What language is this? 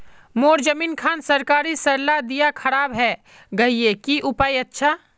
Magahi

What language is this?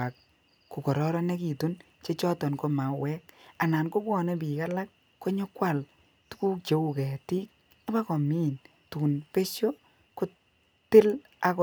Kalenjin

